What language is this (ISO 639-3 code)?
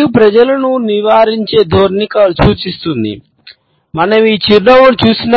tel